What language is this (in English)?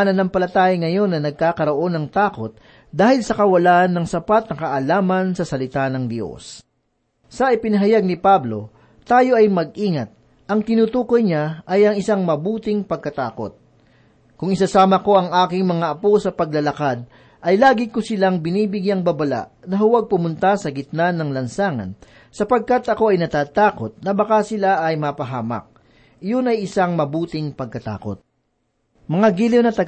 Filipino